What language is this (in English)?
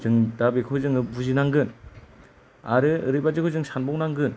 Bodo